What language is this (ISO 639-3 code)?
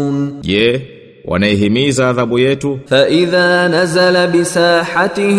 swa